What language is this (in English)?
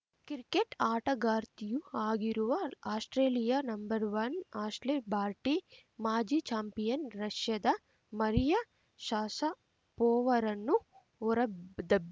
Kannada